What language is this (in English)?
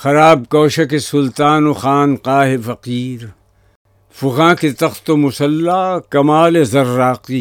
Urdu